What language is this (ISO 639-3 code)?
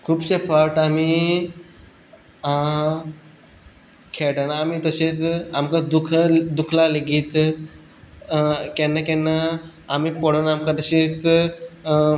kok